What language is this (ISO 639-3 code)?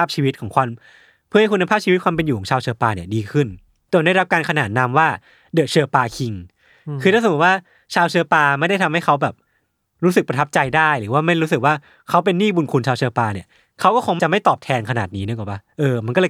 tha